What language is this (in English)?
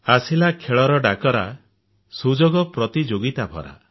Odia